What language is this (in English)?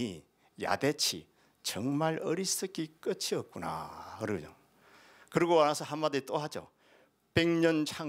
Korean